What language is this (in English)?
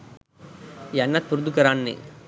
Sinhala